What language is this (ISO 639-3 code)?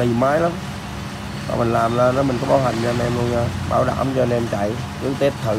vie